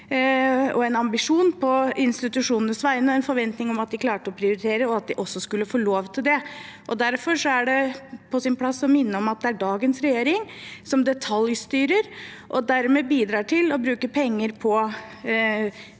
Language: Norwegian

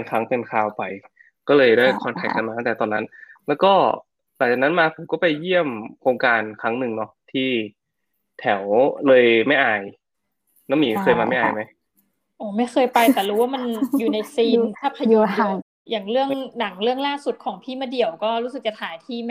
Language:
Thai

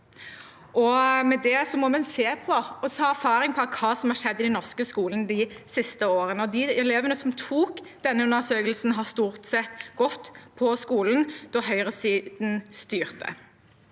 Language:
Norwegian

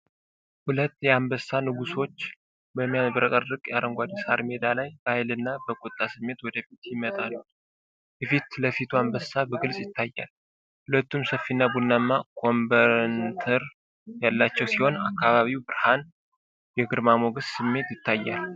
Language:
Amharic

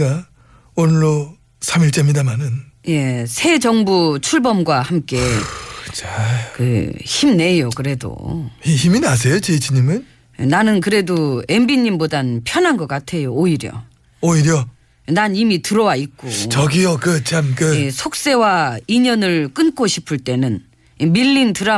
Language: Korean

